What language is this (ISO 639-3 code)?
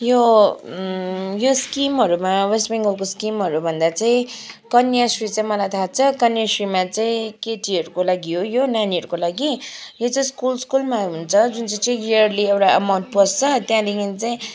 nep